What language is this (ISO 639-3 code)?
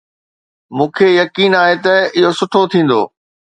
snd